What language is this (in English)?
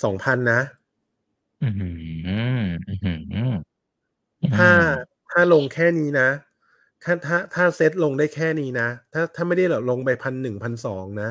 Thai